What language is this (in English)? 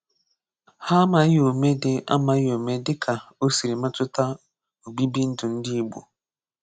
Igbo